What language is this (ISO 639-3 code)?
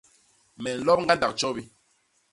bas